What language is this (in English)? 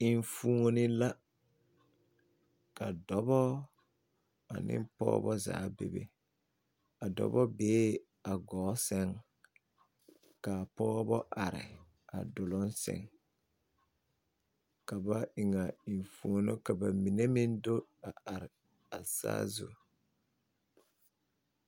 Southern Dagaare